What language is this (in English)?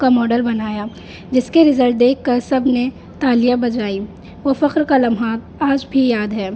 Urdu